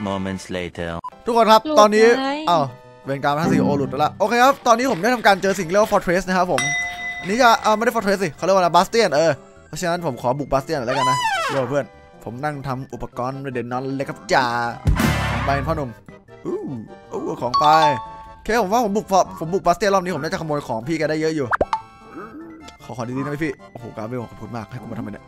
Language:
Thai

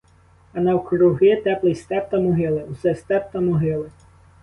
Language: Ukrainian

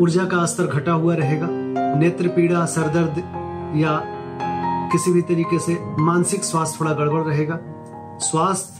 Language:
Hindi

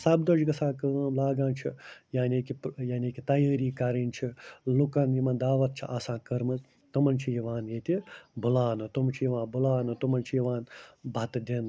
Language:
Kashmiri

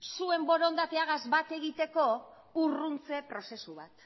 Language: Basque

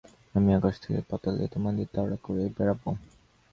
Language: Bangla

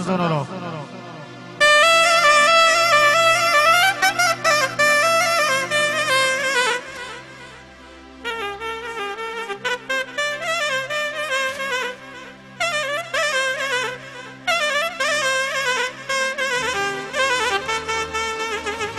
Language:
Romanian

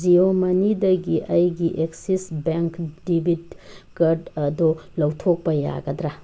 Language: Manipuri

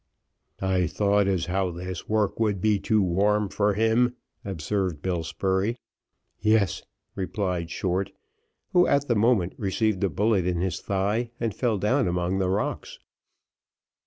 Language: English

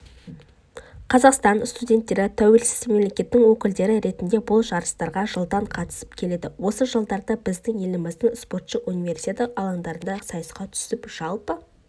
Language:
Kazakh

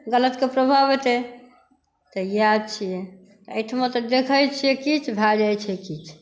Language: Maithili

